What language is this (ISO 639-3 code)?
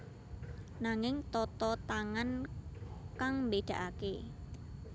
jav